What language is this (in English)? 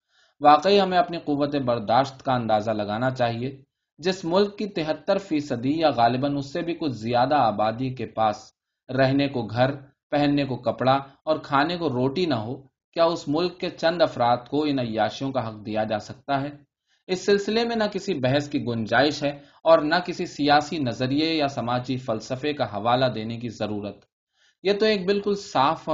Urdu